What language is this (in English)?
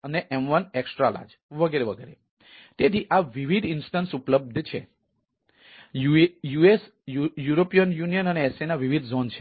Gujarati